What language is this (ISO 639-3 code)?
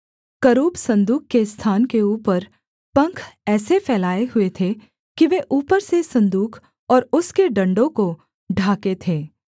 hin